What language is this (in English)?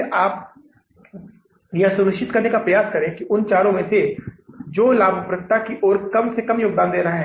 Hindi